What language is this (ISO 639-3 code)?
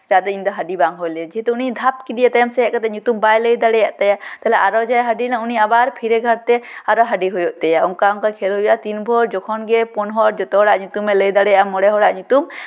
sat